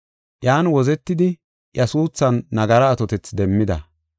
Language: Gofa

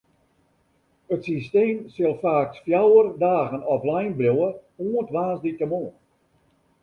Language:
Western Frisian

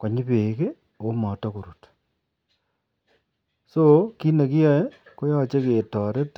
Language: Kalenjin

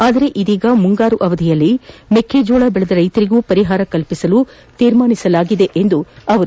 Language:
Kannada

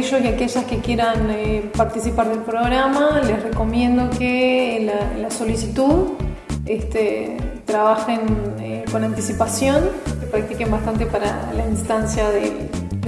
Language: Spanish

